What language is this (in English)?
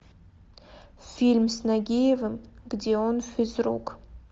Russian